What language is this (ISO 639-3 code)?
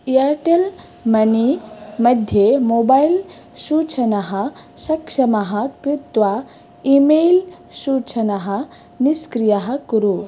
san